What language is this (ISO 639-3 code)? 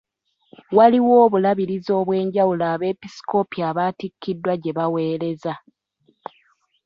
lug